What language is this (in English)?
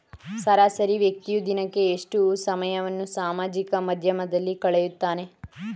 Kannada